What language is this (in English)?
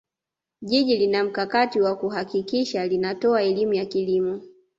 Swahili